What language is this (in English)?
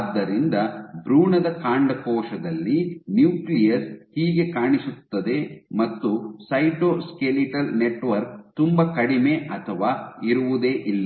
Kannada